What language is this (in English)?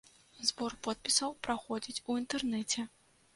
Belarusian